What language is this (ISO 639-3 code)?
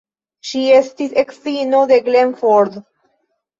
epo